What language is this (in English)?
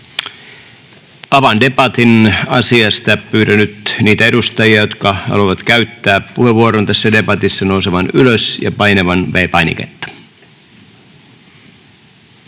Finnish